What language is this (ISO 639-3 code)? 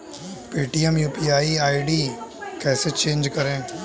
hin